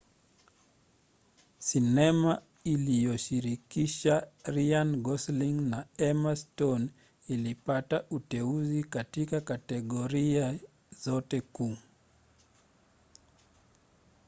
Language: Swahili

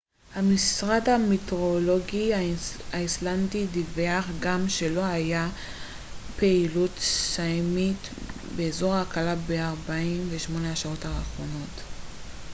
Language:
Hebrew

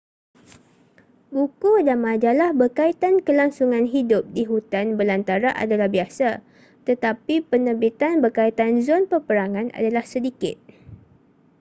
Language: Malay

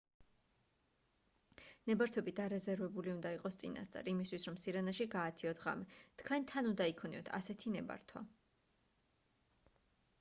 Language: Georgian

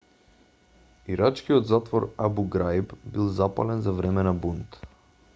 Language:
Macedonian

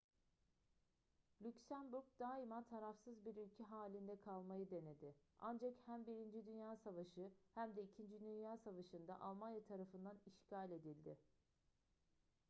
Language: Turkish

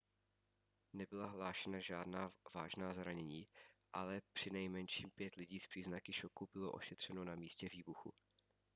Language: Czech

